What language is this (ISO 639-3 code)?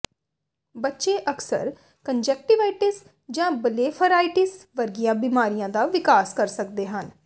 pan